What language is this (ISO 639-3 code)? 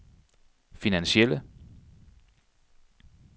dan